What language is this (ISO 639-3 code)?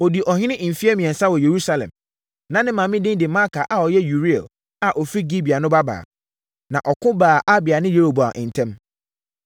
aka